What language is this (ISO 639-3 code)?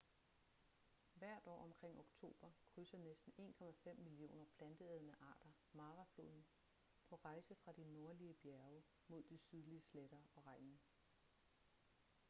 dan